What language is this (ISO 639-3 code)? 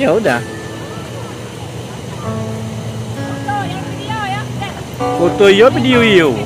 ind